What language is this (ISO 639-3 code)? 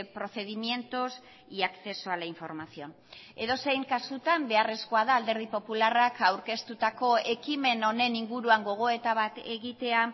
eus